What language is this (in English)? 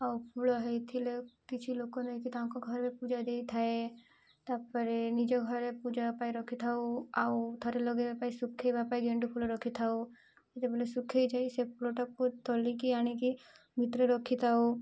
Odia